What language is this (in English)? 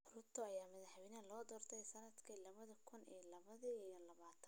Somali